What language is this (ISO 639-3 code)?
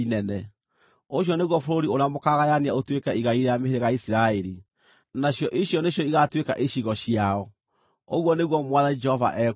kik